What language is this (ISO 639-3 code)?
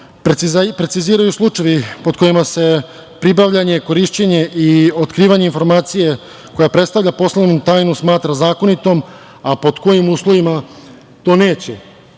srp